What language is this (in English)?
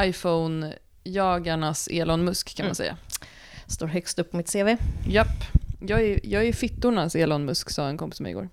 Swedish